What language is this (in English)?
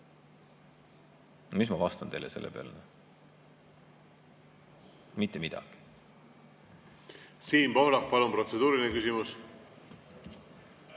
Estonian